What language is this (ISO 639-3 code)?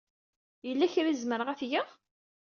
kab